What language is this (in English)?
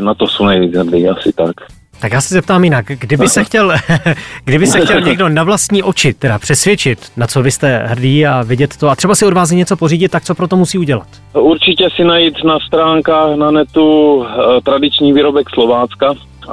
Czech